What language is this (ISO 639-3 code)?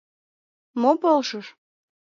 chm